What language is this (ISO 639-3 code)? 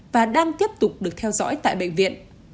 vie